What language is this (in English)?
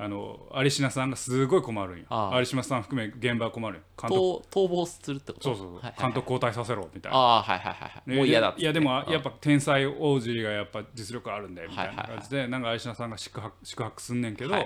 Japanese